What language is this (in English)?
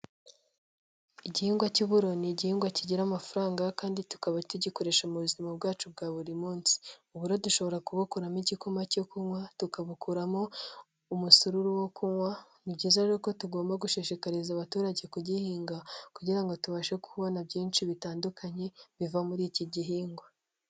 Kinyarwanda